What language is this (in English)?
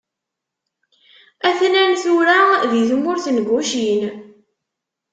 Kabyle